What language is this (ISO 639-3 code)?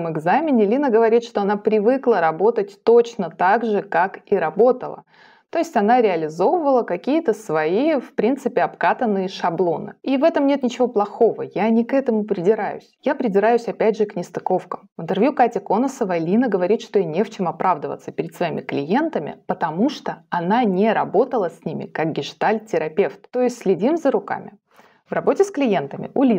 rus